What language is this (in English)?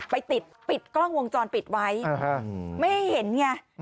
Thai